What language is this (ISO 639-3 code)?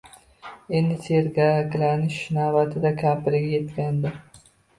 uzb